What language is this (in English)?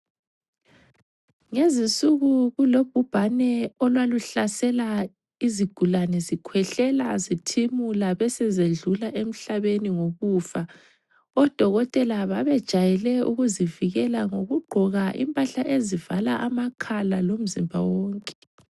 North Ndebele